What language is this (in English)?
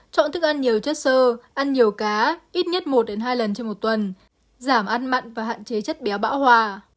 Vietnamese